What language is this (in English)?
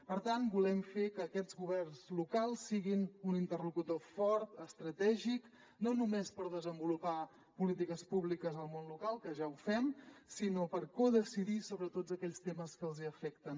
Catalan